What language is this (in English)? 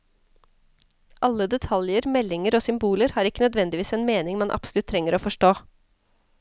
Norwegian